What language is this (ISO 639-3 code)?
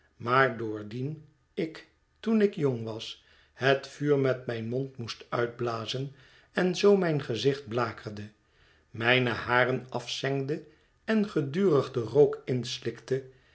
nld